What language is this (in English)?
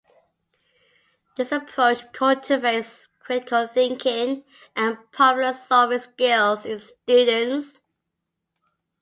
English